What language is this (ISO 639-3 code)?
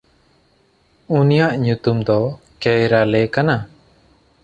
sat